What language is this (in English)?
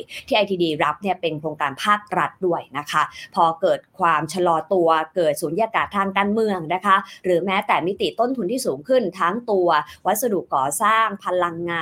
Thai